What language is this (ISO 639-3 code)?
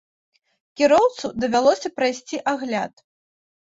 bel